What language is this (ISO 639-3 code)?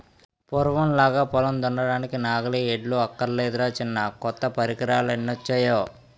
tel